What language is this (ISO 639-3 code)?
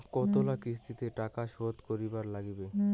ben